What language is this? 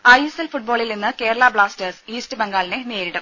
Malayalam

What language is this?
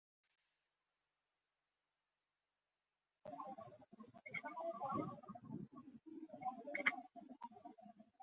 Bangla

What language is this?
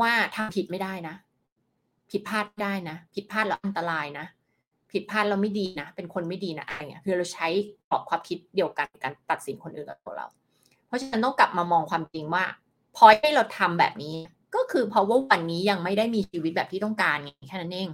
Thai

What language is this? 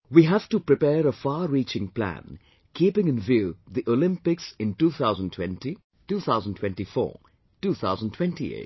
English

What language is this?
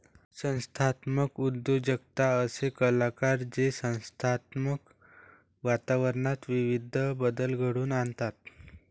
Marathi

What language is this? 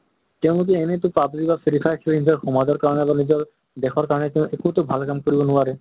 Assamese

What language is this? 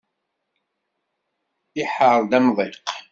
Kabyle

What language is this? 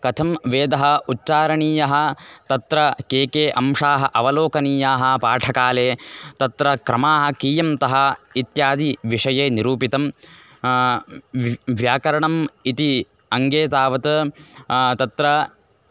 Sanskrit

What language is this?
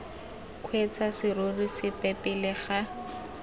Tswana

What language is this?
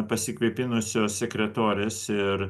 Lithuanian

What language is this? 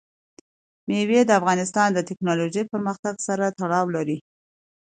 Pashto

